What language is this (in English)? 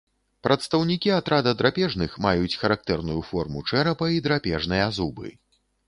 Belarusian